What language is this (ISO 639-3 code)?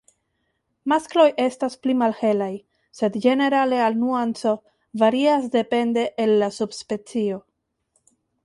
epo